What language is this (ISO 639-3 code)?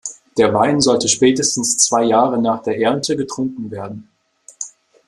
deu